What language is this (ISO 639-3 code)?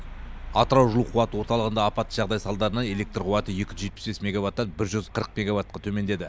kaz